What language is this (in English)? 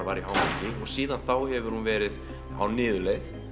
Icelandic